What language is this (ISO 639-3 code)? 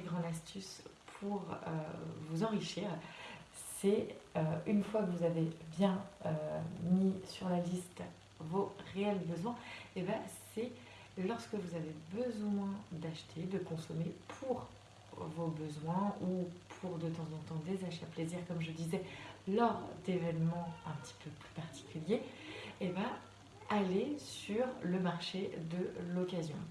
fra